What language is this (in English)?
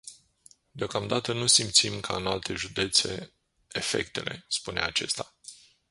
Romanian